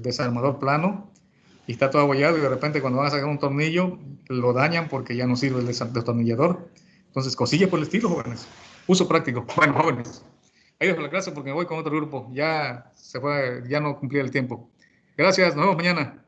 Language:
Spanish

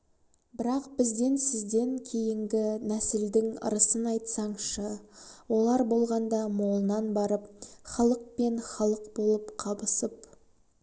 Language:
Kazakh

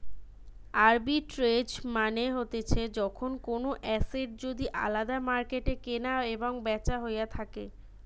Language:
Bangla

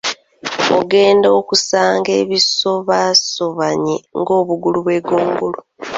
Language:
Ganda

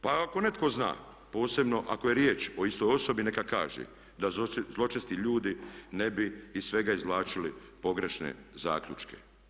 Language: Croatian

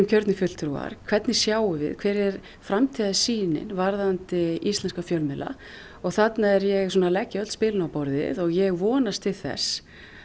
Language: Icelandic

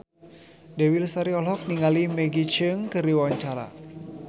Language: Sundanese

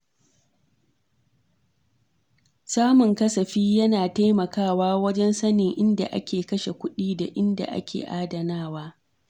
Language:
Hausa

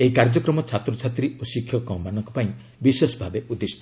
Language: Odia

